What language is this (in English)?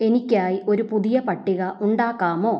Malayalam